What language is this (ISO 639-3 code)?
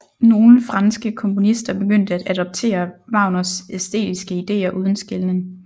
dan